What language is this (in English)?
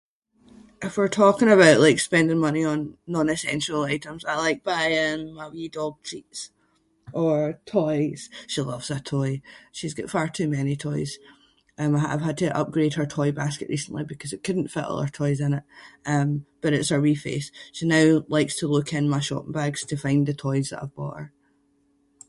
Scots